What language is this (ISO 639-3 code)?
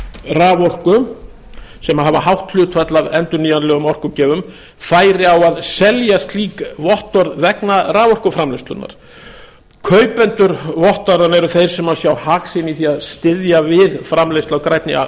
isl